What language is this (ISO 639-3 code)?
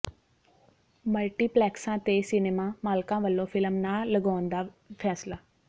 pan